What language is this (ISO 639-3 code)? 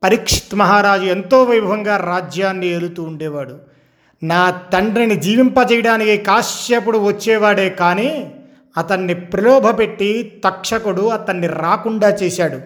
tel